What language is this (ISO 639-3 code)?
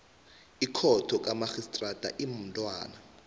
nbl